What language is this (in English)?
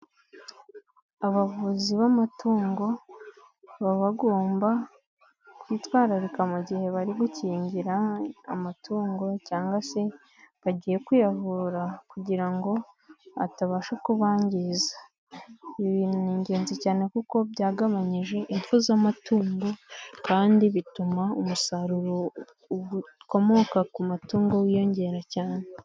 Kinyarwanda